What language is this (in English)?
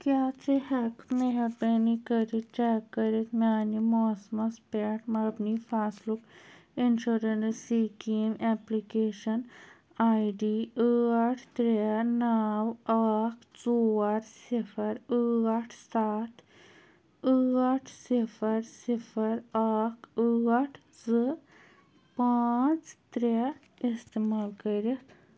Kashmiri